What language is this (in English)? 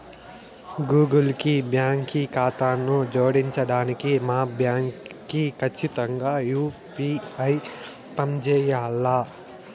Telugu